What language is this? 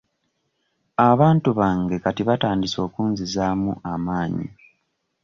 Ganda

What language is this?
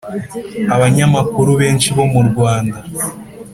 Kinyarwanda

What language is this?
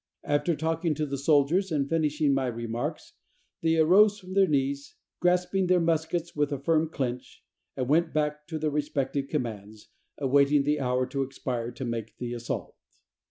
English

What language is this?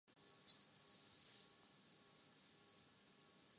Urdu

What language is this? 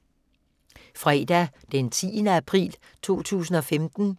Danish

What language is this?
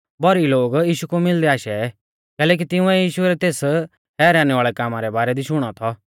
Mahasu Pahari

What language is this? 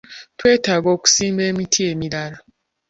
Ganda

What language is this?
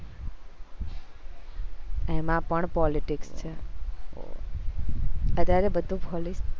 Gujarati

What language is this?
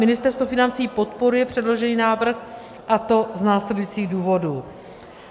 Czech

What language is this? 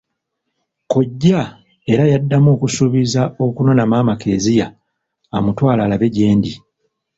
Ganda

